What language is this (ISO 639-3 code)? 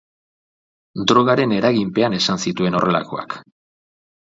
eus